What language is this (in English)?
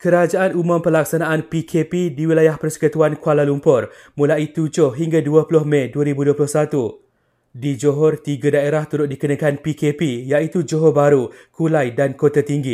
Malay